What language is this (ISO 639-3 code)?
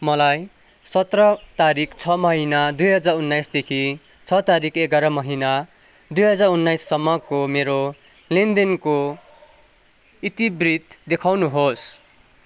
nep